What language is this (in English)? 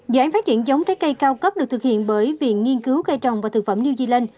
Vietnamese